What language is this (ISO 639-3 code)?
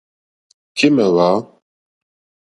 bri